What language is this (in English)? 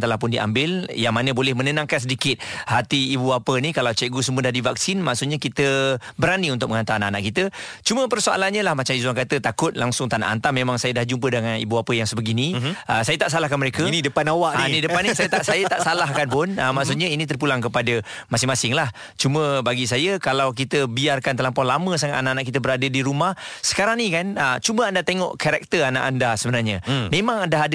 Malay